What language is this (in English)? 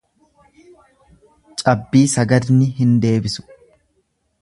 Oromo